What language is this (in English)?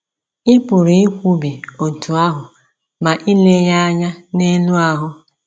Igbo